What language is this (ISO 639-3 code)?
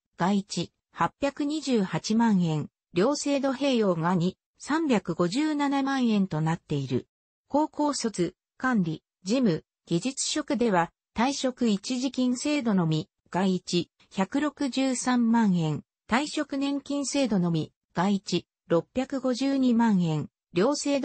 jpn